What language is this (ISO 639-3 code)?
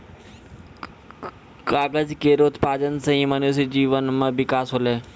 mai